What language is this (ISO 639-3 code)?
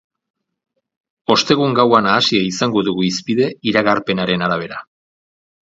eus